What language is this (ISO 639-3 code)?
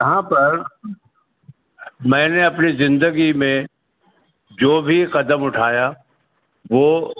urd